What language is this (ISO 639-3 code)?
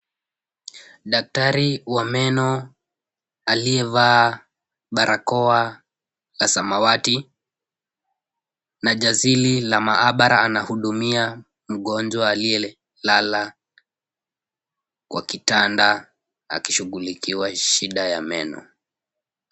swa